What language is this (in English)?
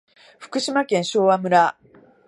Japanese